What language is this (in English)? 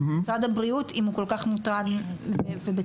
Hebrew